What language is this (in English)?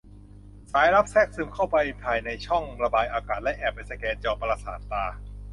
Thai